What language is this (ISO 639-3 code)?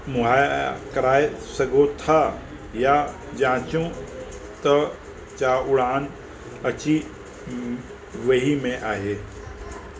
snd